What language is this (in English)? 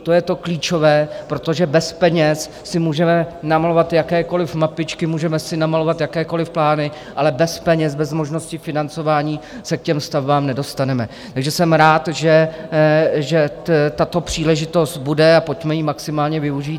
Czech